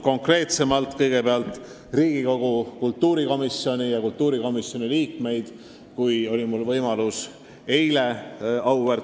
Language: Estonian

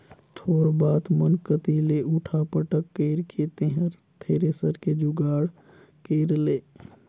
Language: Chhattisgarhi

